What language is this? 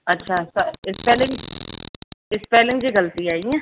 Sindhi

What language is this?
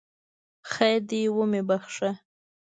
Pashto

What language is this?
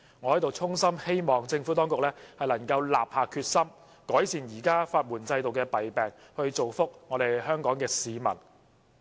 Cantonese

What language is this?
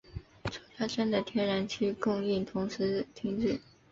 Chinese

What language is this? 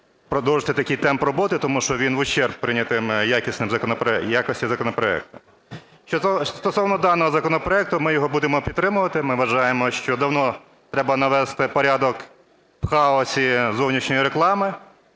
Ukrainian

